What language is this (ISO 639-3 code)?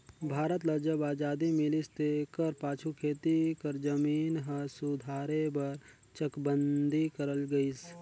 hne